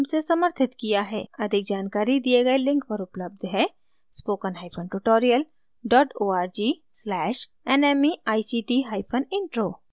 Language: Hindi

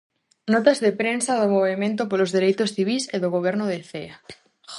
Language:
Galician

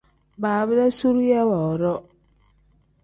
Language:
Tem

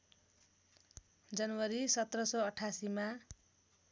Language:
Nepali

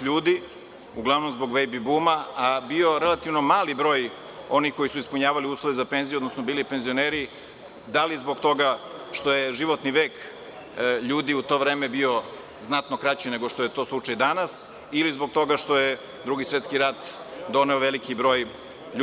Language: Serbian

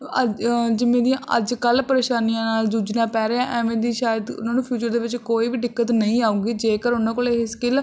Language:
Punjabi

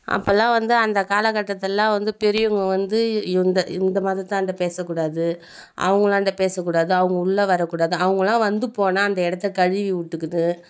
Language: Tamil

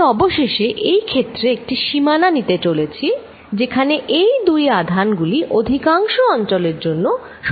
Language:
Bangla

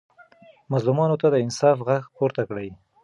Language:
Pashto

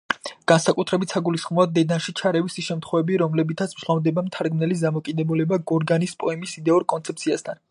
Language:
Georgian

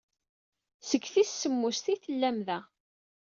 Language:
Kabyle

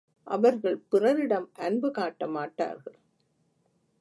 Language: Tamil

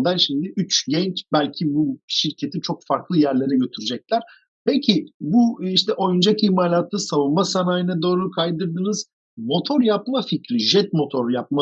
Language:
Turkish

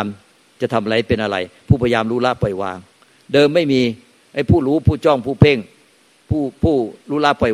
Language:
Thai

